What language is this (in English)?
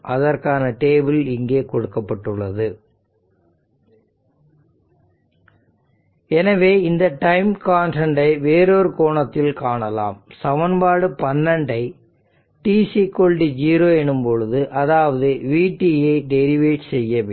Tamil